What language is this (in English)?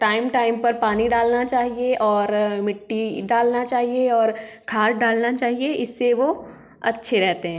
Hindi